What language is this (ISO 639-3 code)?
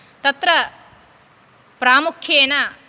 san